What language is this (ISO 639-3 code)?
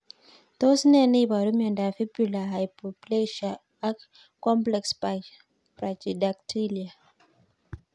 kln